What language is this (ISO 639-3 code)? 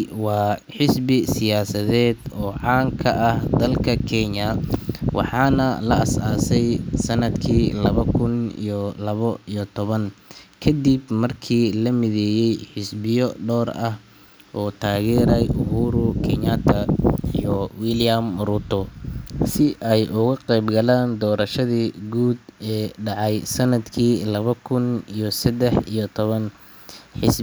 som